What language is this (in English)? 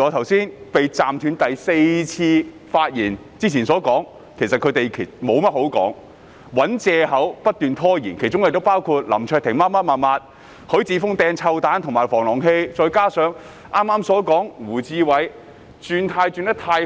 Cantonese